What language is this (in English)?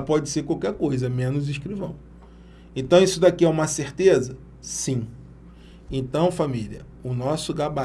Portuguese